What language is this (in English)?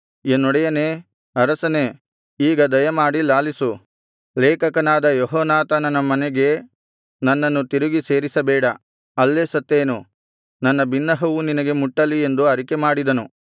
Kannada